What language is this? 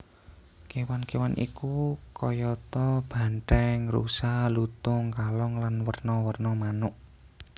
Javanese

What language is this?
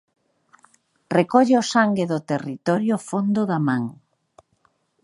Galician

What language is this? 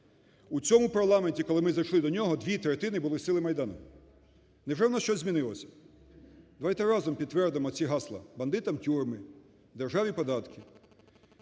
Ukrainian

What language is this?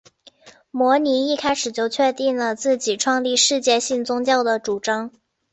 Chinese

